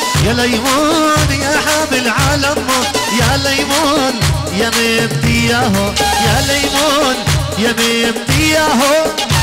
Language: Arabic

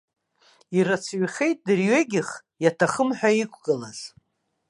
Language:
Abkhazian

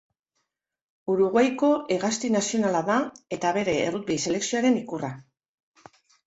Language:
Basque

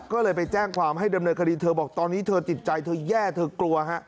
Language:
Thai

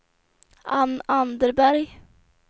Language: Swedish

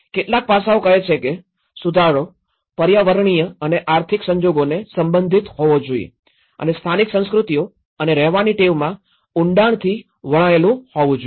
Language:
Gujarati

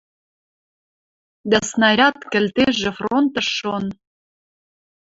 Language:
Western Mari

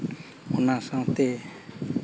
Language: Santali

